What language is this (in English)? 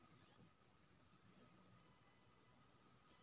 Maithili